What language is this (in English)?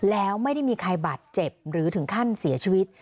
Thai